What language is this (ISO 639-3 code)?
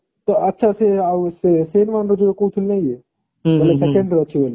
ori